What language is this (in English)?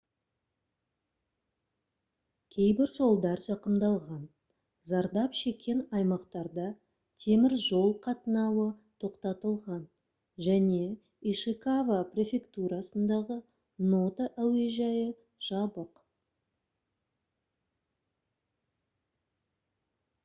Kazakh